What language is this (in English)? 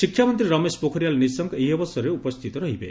Odia